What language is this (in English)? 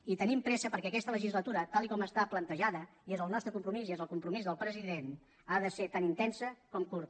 Catalan